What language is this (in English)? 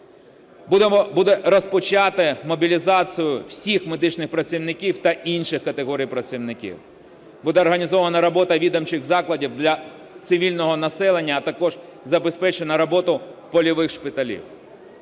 Ukrainian